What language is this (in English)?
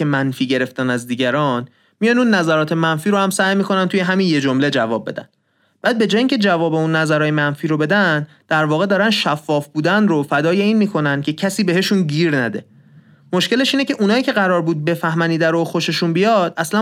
Persian